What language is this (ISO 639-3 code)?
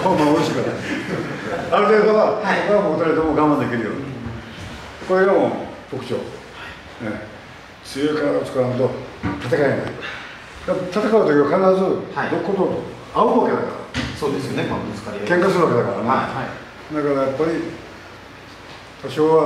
jpn